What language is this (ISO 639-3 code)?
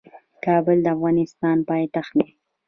pus